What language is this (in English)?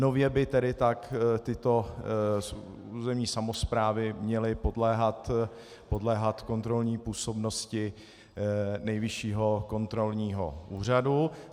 Czech